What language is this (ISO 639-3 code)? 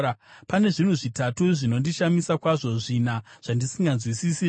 sna